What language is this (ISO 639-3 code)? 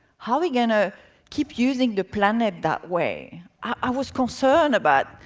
eng